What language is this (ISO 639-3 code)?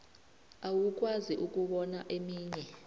nbl